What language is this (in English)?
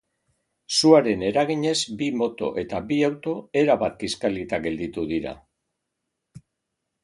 Basque